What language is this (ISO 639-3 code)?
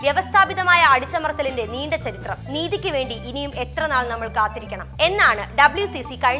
mal